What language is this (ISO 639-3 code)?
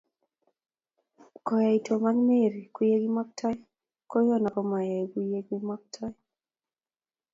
kln